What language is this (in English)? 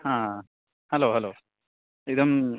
Sanskrit